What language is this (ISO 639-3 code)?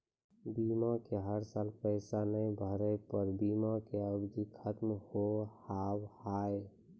mai